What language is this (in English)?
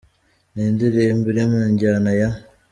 Kinyarwanda